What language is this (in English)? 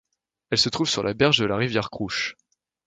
French